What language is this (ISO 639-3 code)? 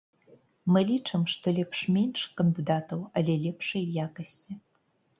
bel